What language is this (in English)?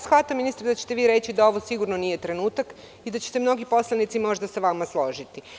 Serbian